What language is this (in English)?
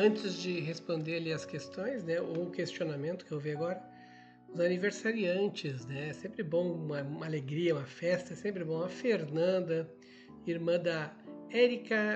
Portuguese